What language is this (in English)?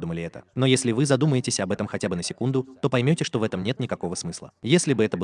Russian